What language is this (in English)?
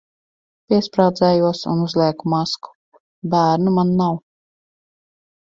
Latvian